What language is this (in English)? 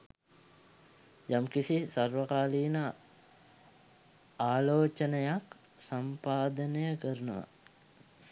Sinhala